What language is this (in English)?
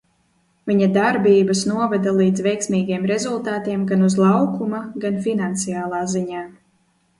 Latvian